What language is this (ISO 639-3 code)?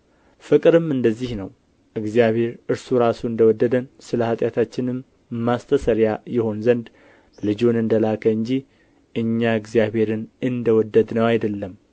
amh